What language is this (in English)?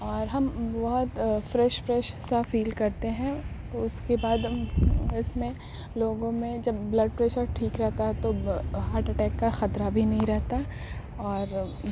Urdu